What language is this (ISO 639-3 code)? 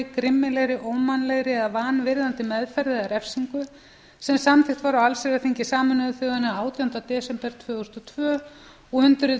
isl